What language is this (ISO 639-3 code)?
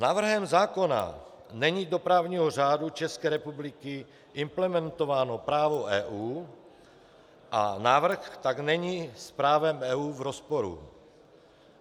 ces